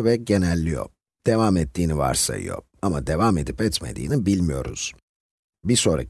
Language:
Turkish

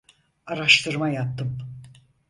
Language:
Turkish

